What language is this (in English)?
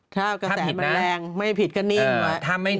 Thai